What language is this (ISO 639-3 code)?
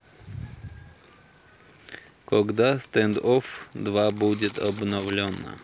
rus